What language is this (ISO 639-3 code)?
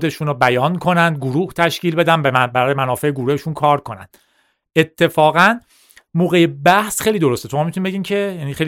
fas